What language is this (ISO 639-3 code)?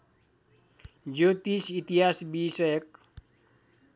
nep